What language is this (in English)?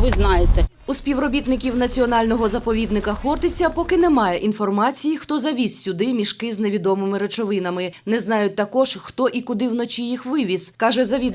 Ukrainian